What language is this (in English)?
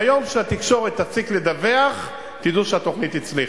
Hebrew